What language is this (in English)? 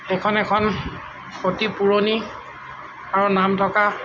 Assamese